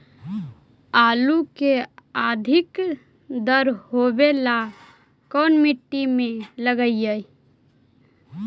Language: Magahi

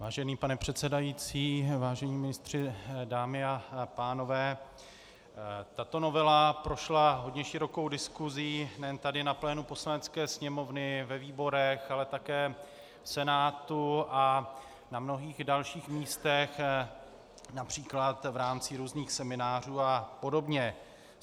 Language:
Czech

